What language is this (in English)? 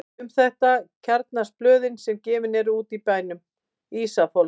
Icelandic